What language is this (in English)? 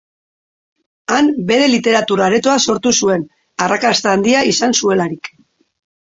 Basque